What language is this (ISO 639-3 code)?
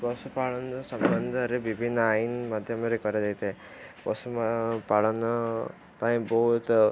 ori